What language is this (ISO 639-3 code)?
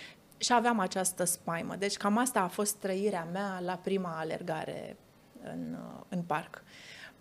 ron